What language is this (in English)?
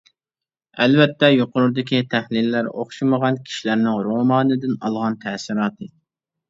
Uyghur